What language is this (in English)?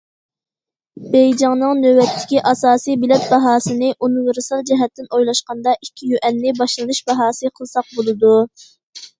Uyghur